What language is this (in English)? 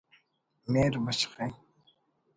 Brahui